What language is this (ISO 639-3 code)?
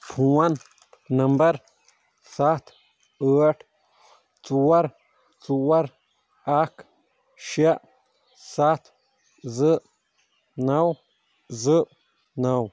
kas